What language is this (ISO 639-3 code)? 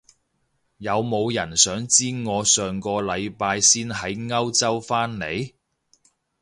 yue